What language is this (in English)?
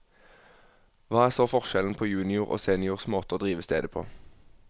Norwegian